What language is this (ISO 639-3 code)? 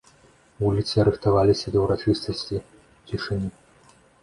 bel